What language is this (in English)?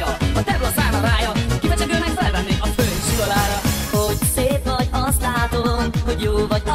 Arabic